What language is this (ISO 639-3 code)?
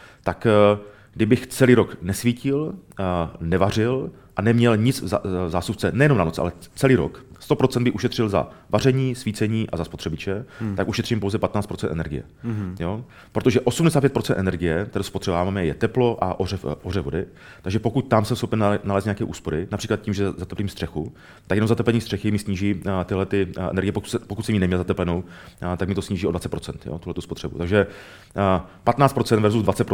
ces